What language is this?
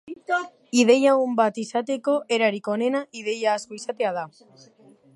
Basque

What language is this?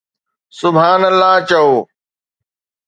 Sindhi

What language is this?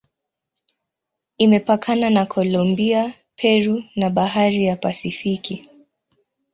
Swahili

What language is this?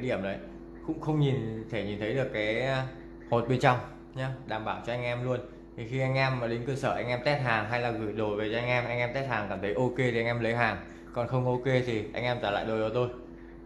Vietnamese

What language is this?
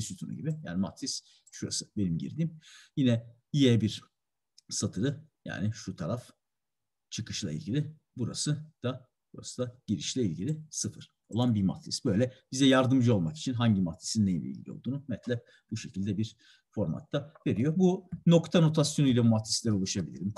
Turkish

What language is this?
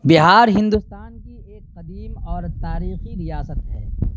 Urdu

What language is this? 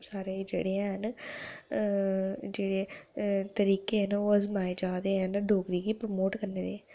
Dogri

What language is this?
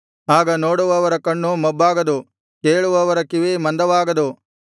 Kannada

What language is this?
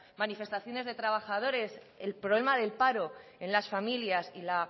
Spanish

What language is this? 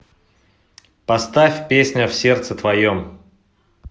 Russian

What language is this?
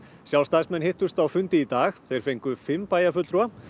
Icelandic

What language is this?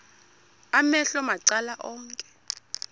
Xhosa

